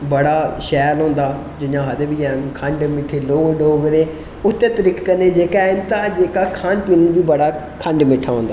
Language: Dogri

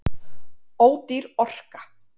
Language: Icelandic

